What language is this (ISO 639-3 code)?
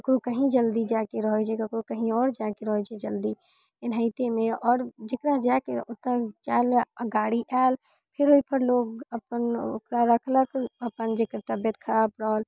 mai